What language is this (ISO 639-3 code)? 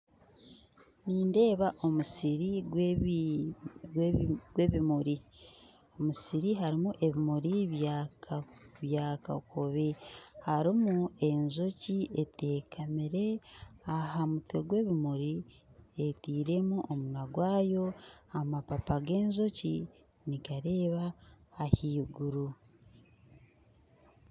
nyn